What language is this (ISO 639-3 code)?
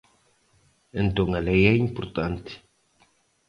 glg